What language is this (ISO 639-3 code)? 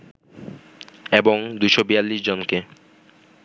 ben